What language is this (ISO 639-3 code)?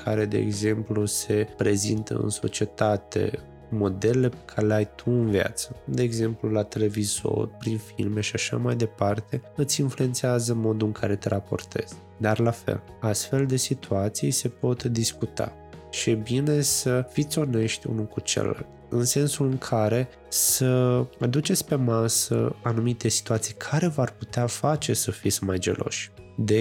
ron